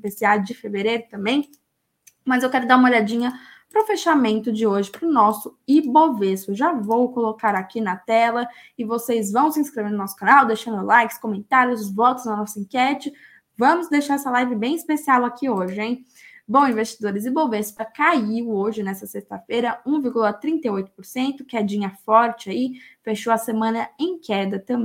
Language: Portuguese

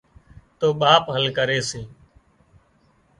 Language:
Wadiyara Koli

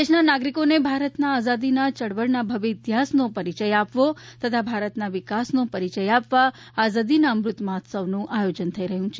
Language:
Gujarati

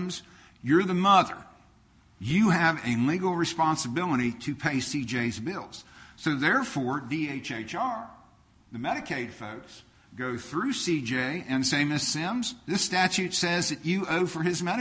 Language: English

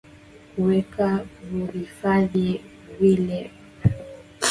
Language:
Swahili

